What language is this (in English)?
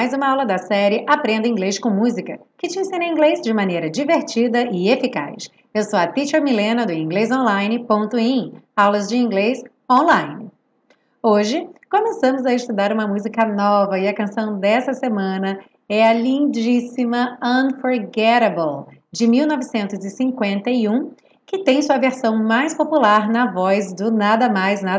Portuguese